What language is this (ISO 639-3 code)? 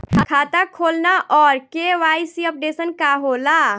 bho